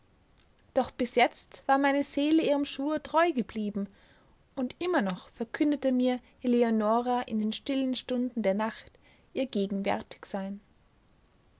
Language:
German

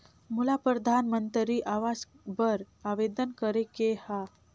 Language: Chhattisgarhi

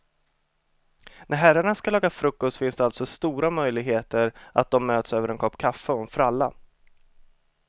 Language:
Swedish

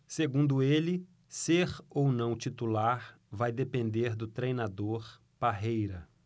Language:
Portuguese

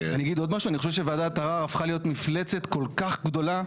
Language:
Hebrew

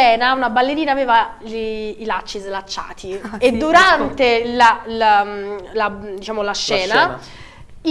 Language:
Italian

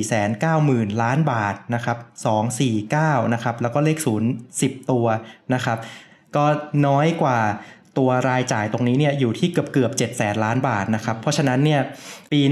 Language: Thai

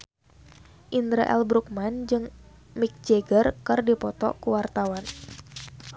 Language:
Sundanese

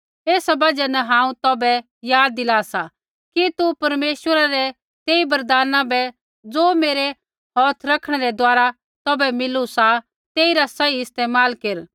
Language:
Kullu Pahari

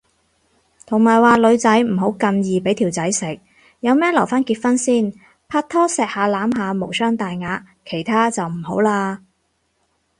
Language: Cantonese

